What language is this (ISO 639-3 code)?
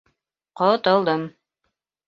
bak